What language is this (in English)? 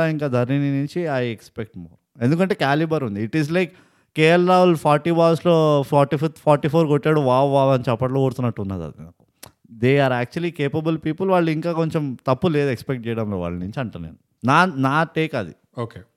Telugu